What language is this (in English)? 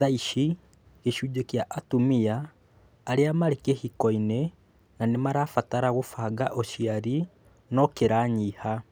Kikuyu